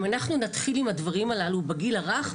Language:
Hebrew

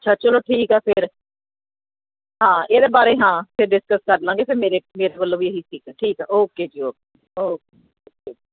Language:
Punjabi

